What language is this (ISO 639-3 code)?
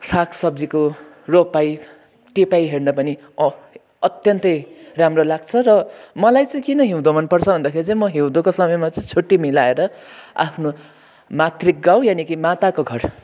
nep